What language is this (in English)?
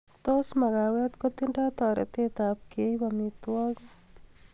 Kalenjin